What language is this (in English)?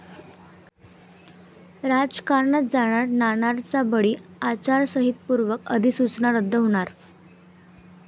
Marathi